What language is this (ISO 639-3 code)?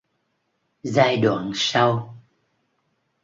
vie